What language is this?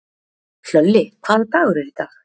Icelandic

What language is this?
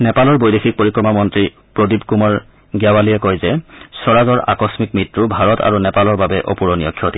Assamese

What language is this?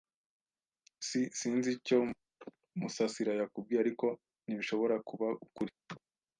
Kinyarwanda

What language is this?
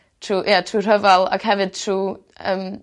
Welsh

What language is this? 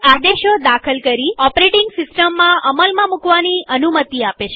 Gujarati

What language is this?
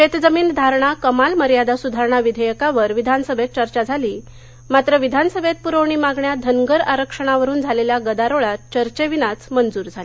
Marathi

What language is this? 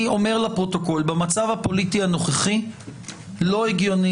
Hebrew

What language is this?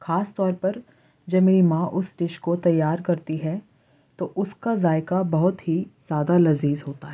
Urdu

